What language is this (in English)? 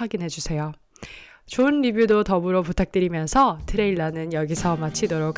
Korean